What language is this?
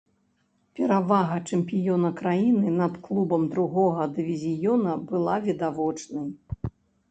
Belarusian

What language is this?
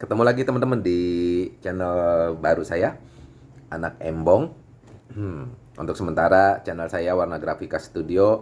Indonesian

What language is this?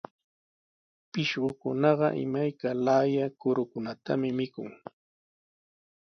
Sihuas Ancash Quechua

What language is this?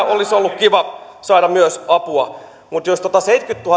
Finnish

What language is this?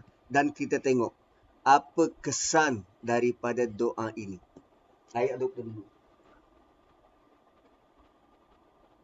Malay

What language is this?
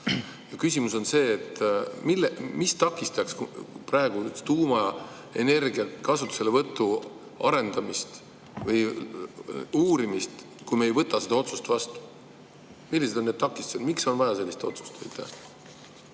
Estonian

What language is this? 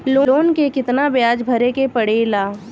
Bhojpuri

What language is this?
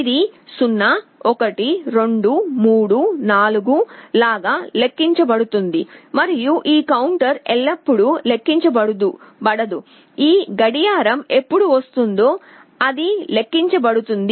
Telugu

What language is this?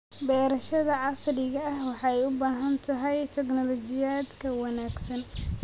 Somali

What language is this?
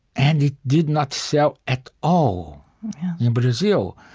English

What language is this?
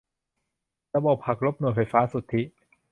Thai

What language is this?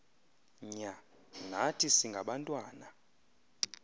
Xhosa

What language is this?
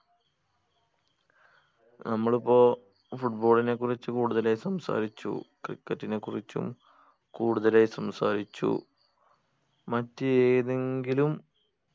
Malayalam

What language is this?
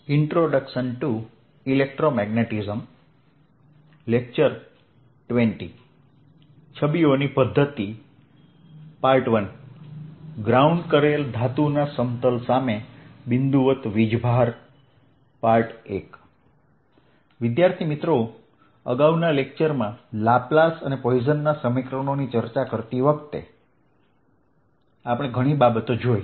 Gujarati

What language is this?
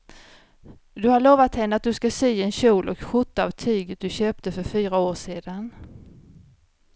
Swedish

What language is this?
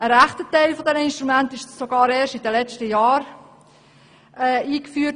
Swiss German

